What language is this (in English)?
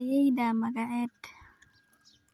Somali